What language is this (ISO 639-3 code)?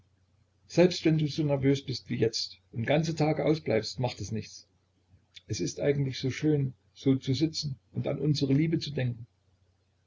deu